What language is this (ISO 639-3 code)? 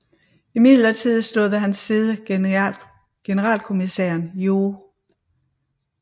dan